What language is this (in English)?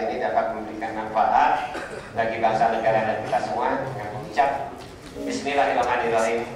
Indonesian